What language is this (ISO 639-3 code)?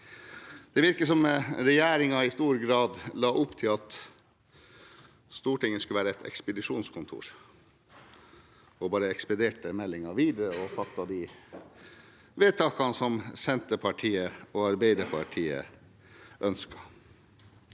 nor